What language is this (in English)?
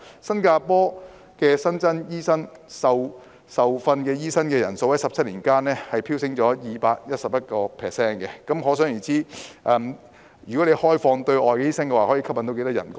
Cantonese